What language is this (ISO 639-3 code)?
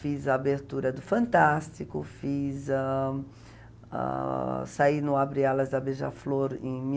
por